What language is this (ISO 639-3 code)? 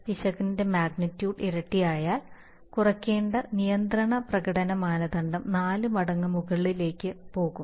mal